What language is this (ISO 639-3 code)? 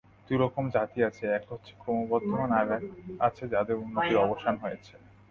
ben